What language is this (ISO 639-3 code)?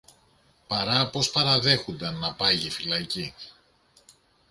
ell